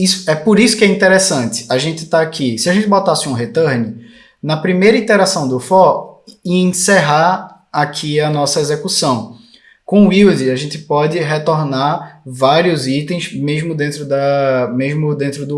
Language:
Portuguese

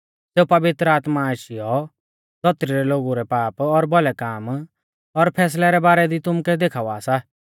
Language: Mahasu Pahari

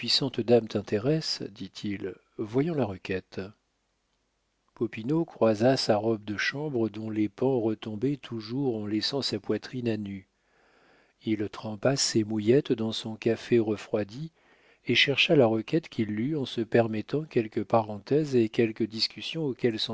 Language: French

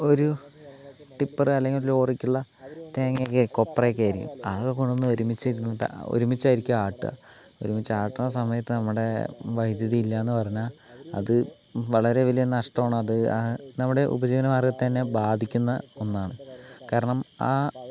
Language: Malayalam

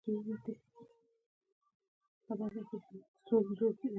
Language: Pashto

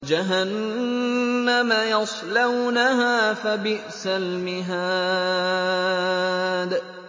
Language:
Arabic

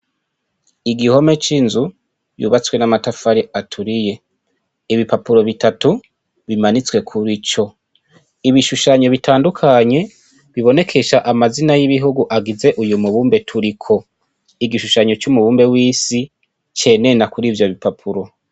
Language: Rundi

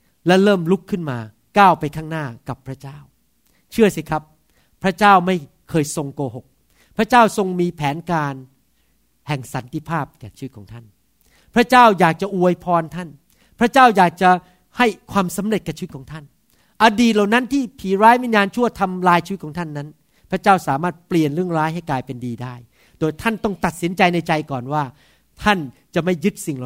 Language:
Thai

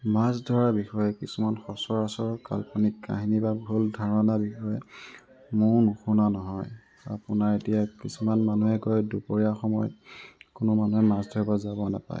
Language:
Assamese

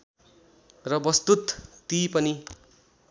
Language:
Nepali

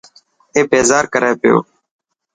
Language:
Dhatki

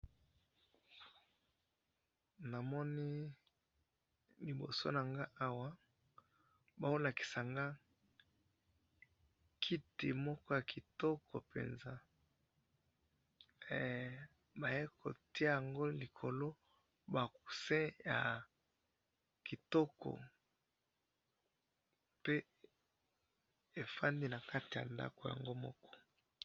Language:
Lingala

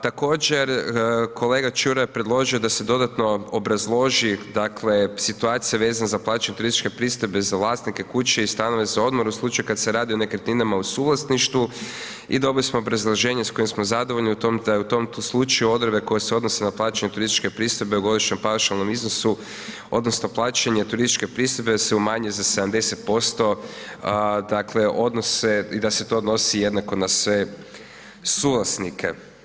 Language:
Croatian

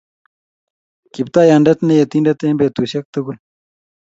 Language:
Kalenjin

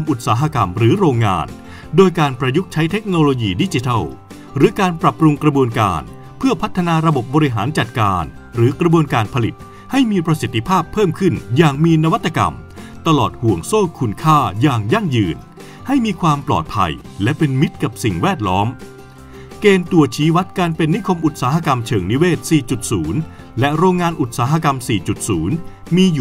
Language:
Thai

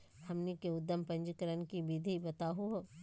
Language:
Magahi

